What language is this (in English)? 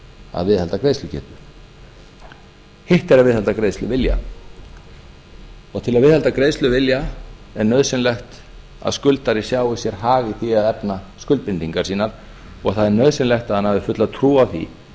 Icelandic